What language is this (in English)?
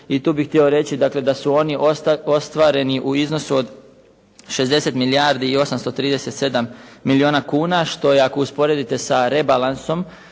Croatian